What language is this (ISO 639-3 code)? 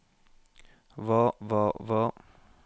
nor